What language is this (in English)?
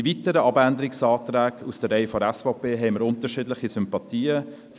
Swiss German